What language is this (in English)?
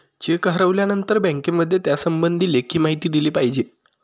Marathi